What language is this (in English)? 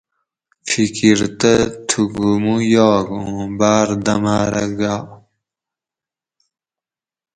Gawri